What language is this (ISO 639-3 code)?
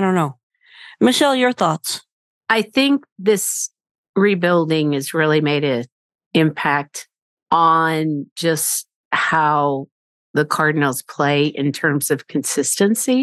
eng